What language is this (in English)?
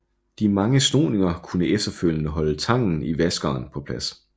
Danish